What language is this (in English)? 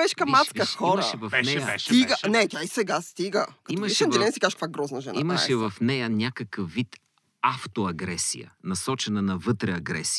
Bulgarian